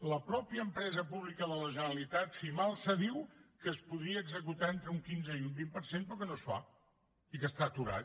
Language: Catalan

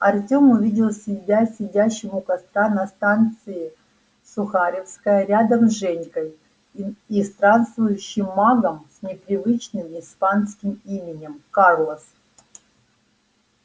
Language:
Russian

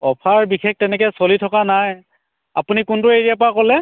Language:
Assamese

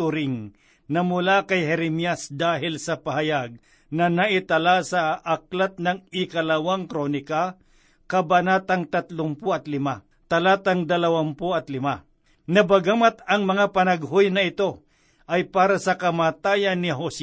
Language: Filipino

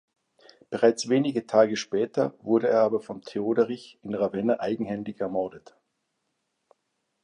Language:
German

